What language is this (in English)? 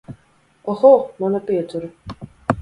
Latvian